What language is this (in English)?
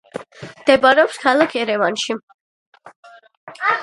Georgian